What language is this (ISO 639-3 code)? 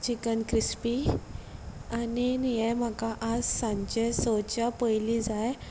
kok